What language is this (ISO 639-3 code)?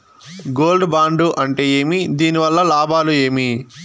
tel